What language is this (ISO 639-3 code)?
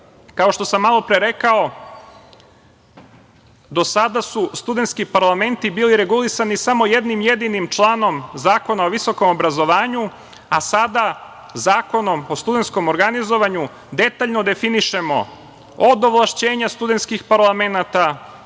srp